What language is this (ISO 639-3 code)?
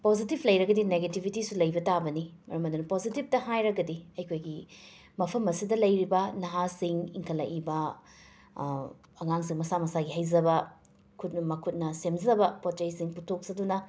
mni